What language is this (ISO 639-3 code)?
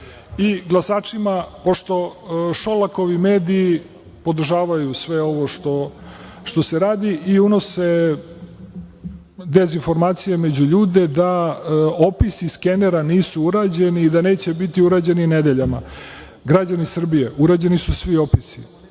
srp